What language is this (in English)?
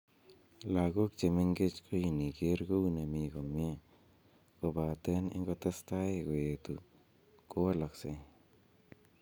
Kalenjin